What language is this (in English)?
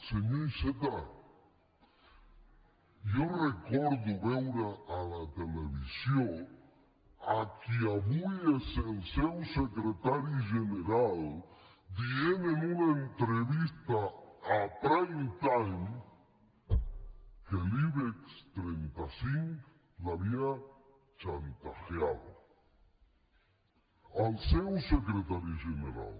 Catalan